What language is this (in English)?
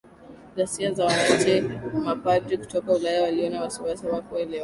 Swahili